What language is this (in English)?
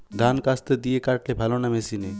Bangla